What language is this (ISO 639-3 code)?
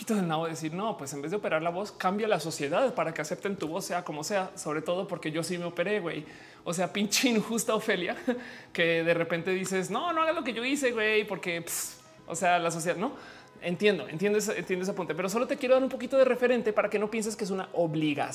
spa